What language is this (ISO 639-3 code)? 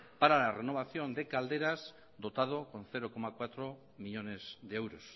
spa